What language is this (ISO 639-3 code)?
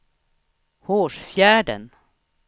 swe